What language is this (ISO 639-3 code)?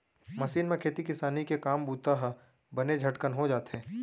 hne